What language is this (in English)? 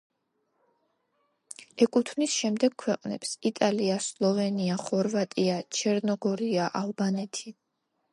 Georgian